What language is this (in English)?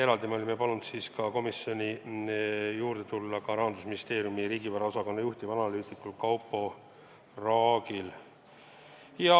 Estonian